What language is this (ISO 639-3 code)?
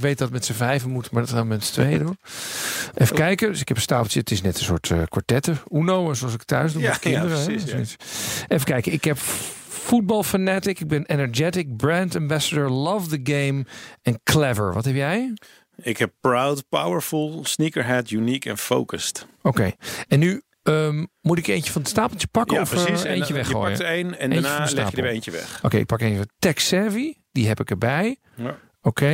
nld